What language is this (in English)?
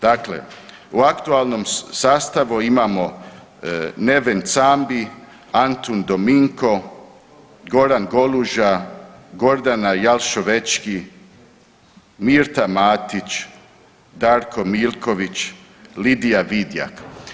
Croatian